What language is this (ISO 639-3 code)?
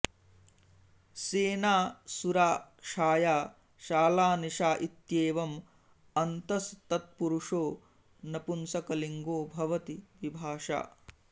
san